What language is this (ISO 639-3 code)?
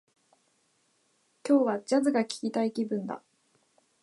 jpn